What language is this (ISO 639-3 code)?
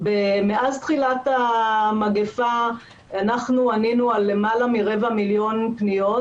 heb